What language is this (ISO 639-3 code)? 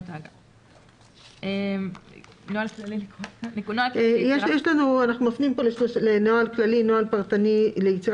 heb